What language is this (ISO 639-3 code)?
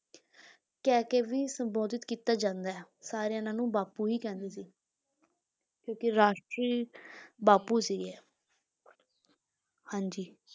pan